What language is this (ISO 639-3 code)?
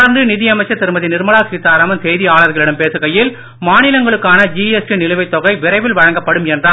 tam